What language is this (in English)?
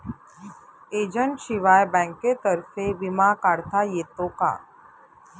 Marathi